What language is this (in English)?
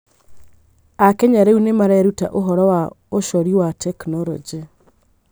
Kikuyu